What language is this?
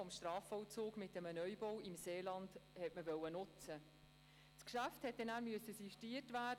Swiss German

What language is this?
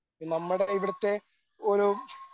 Malayalam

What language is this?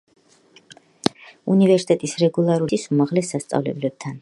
Georgian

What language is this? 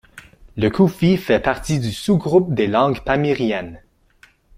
French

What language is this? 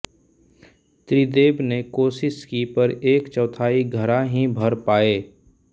Hindi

